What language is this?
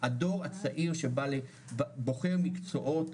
Hebrew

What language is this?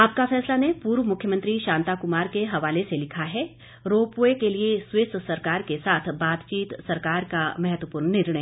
Hindi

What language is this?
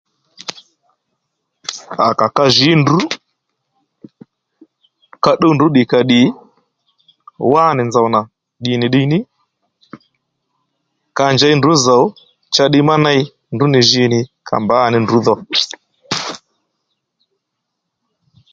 Lendu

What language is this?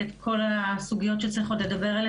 Hebrew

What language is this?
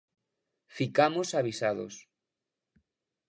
Galician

